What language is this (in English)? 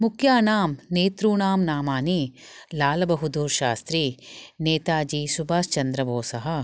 Sanskrit